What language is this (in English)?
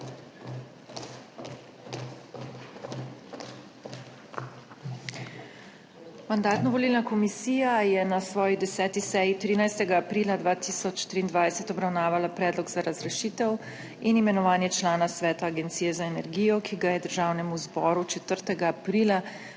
Slovenian